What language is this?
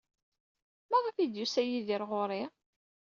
Kabyle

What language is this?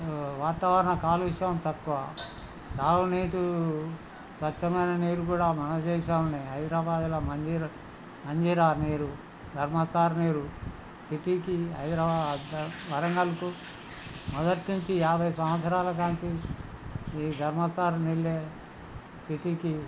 Telugu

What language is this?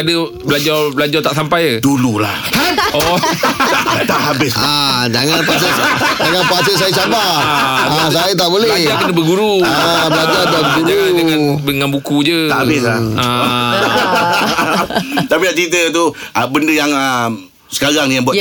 Malay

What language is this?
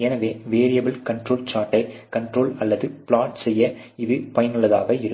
Tamil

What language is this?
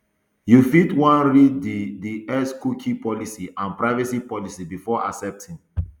Nigerian Pidgin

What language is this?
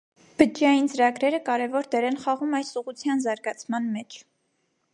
Armenian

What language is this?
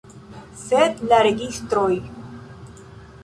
Esperanto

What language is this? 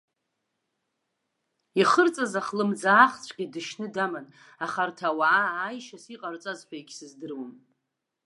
Abkhazian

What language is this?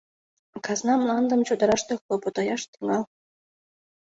Mari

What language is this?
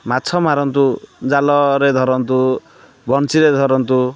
Odia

